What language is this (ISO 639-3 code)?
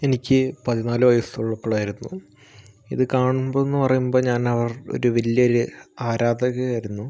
mal